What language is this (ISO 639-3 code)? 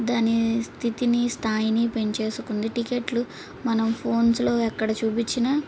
tel